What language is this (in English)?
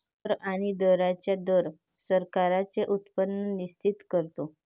Marathi